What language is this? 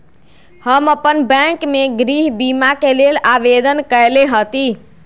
Magahi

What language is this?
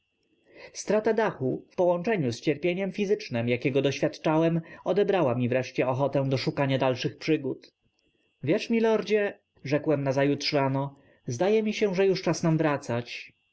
Polish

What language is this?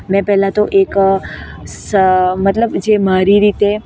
Gujarati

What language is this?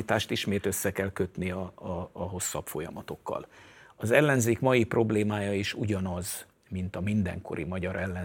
Hungarian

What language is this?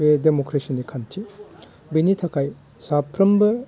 Bodo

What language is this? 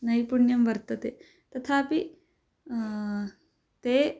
Sanskrit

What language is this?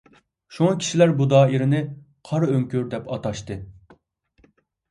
Uyghur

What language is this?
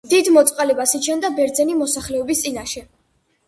Georgian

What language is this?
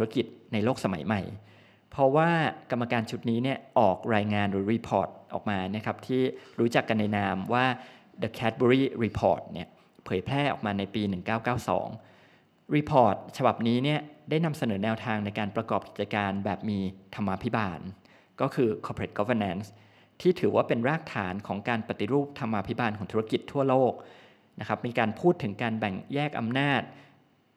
Thai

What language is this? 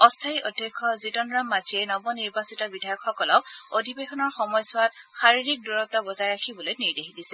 Assamese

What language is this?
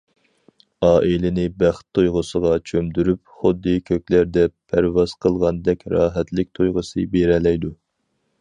Uyghur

